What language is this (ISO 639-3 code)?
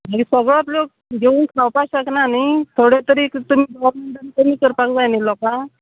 kok